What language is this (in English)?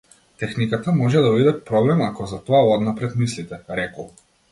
Macedonian